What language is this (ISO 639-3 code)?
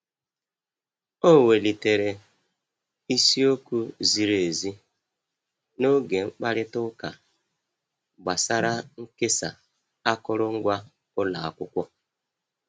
ibo